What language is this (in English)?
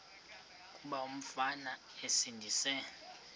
Xhosa